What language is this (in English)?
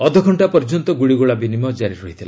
Odia